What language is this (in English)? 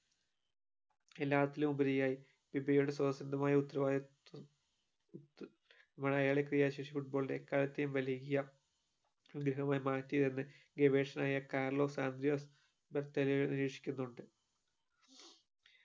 Malayalam